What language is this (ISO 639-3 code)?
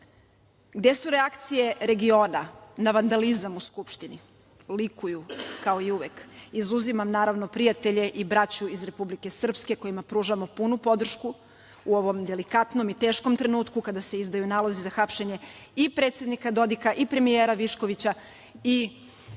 srp